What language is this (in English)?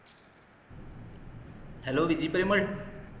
Malayalam